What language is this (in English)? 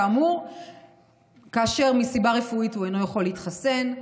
Hebrew